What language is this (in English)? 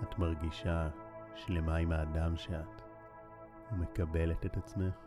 Hebrew